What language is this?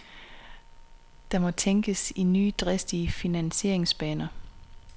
Danish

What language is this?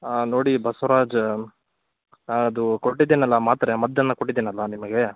Kannada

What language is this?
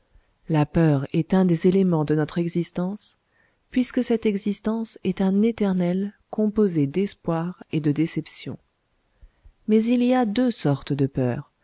French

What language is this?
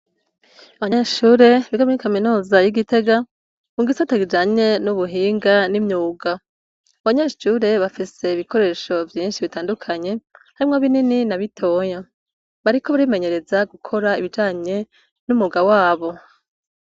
Rundi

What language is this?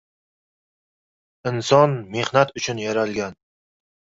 Uzbek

